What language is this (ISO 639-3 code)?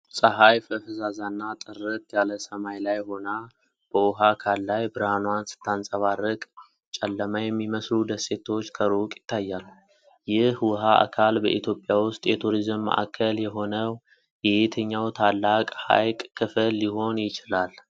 amh